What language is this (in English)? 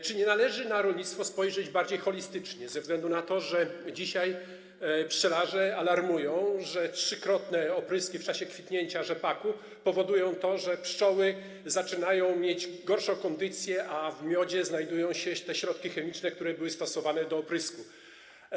Polish